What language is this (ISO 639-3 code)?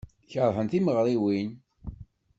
kab